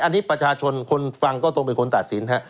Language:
Thai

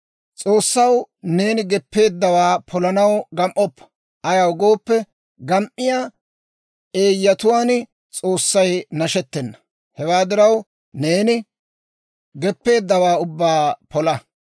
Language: Dawro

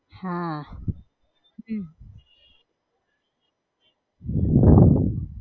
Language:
Gujarati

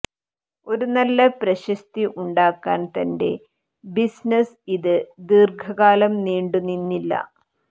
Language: Malayalam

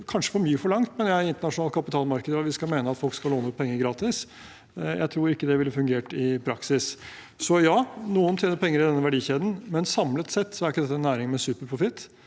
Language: Norwegian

